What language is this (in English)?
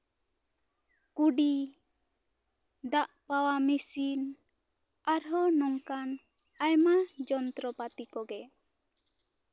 Santali